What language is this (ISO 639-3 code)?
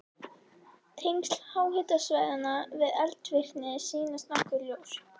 isl